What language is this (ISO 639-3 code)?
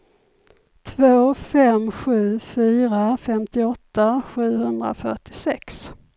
swe